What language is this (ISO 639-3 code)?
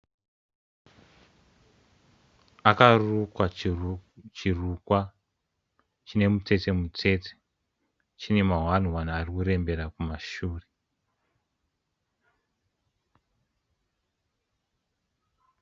sna